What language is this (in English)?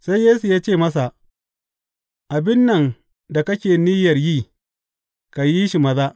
Hausa